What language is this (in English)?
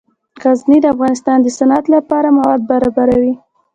Pashto